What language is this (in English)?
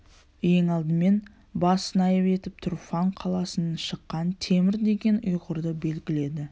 Kazakh